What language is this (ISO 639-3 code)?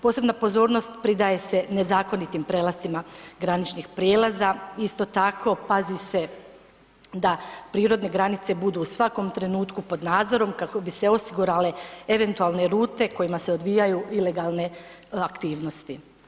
hrv